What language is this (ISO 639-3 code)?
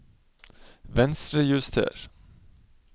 nor